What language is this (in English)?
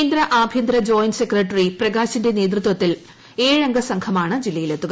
Malayalam